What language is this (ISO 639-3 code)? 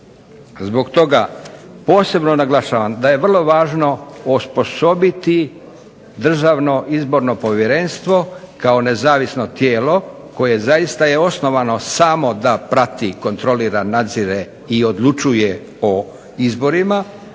hrv